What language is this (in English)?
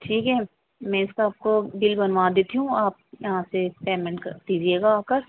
Urdu